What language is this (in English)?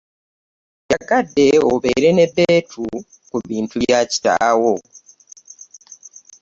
Ganda